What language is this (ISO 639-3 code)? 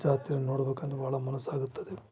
kan